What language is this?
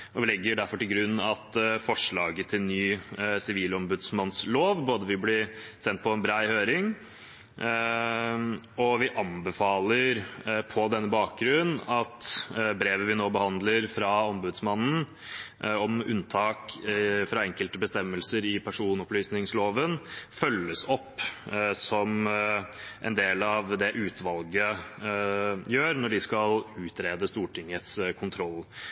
Norwegian Bokmål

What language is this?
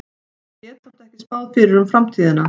Icelandic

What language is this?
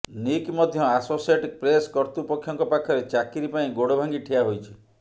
Odia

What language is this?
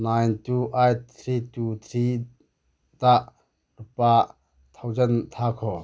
Manipuri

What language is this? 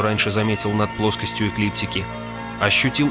Russian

